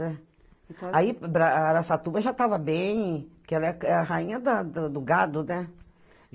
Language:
Portuguese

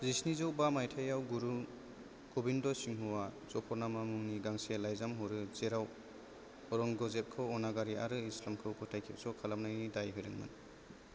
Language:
Bodo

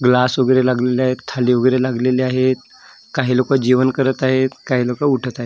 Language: Marathi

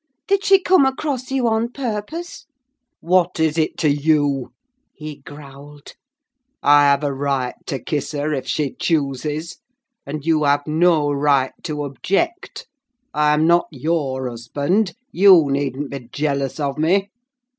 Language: English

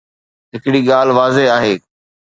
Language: Sindhi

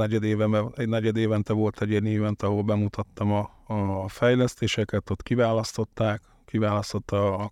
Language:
Hungarian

